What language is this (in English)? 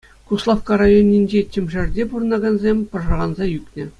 Chuvash